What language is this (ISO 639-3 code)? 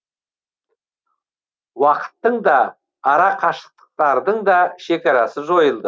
kaz